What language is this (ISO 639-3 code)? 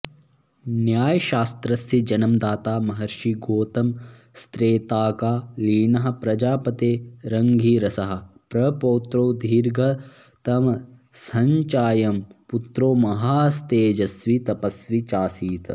san